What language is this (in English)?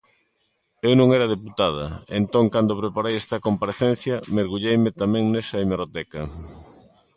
Galician